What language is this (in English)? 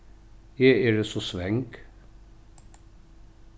Faroese